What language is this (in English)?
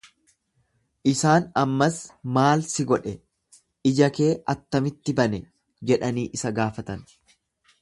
Oromo